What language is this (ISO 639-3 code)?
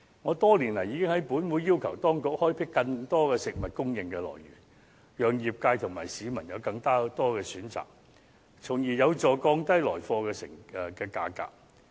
yue